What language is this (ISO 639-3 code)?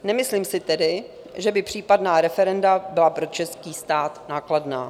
ces